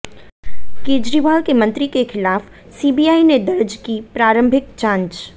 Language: Hindi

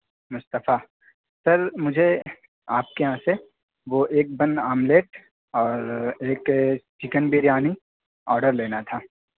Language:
Urdu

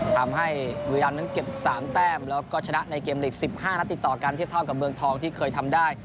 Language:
Thai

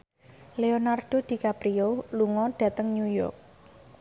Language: Javanese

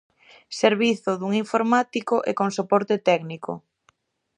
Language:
Galician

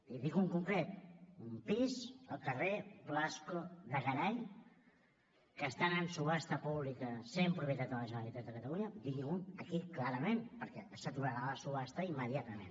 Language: Catalan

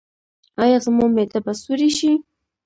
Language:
Pashto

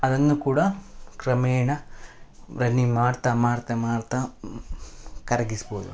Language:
Kannada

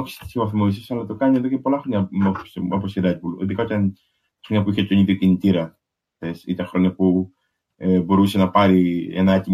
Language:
Greek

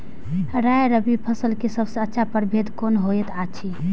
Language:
Maithili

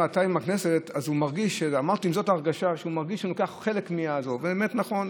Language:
Hebrew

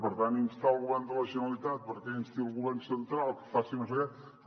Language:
Catalan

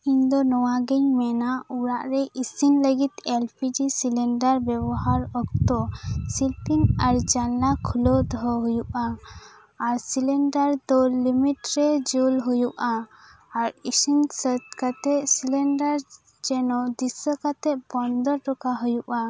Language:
Santali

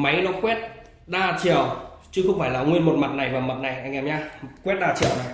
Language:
Vietnamese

